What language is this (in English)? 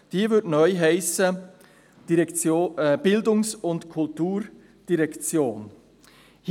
Swiss German